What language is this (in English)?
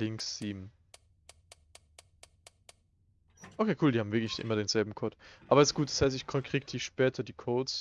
German